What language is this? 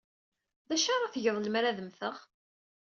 Kabyle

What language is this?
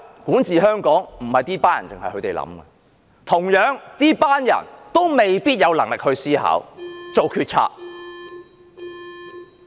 Cantonese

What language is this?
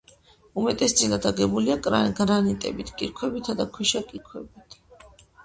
Georgian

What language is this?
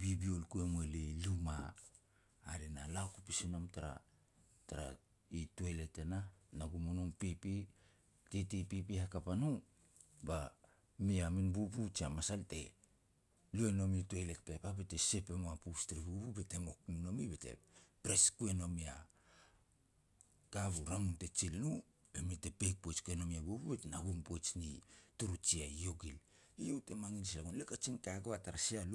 Petats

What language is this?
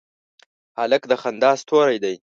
Pashto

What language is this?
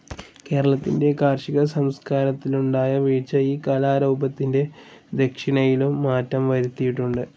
Malayalam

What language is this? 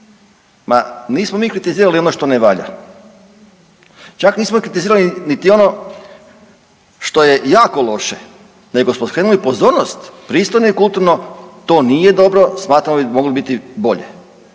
Croatian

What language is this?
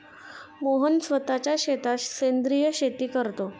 Marathi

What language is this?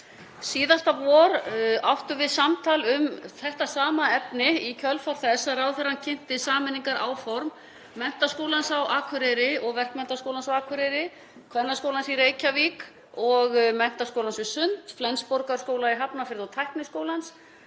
Icelandic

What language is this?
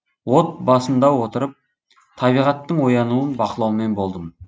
Kazakh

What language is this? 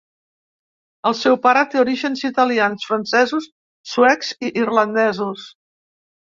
Catalan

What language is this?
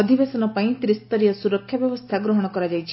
Odia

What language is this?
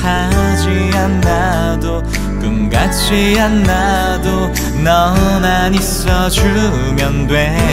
Korean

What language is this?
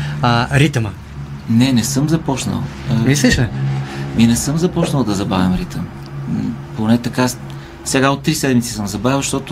Bulgarian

